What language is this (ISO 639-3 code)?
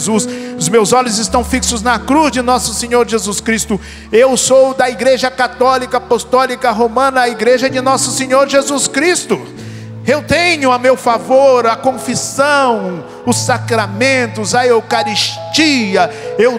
por